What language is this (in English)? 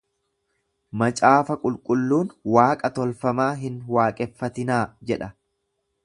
Oromo